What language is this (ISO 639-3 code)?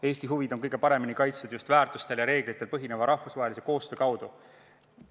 est